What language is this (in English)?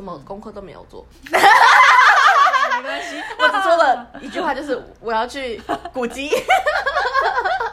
Chinese